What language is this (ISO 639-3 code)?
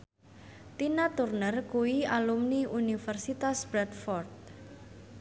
jav